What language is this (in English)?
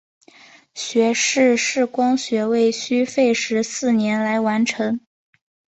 Chinese